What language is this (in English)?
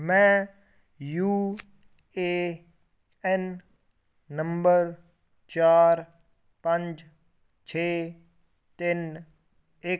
Punjabi